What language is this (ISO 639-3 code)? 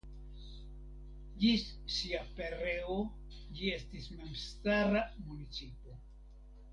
epo